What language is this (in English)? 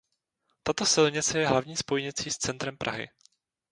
Czech